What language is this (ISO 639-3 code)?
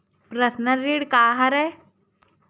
hne